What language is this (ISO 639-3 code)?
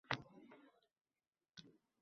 uzb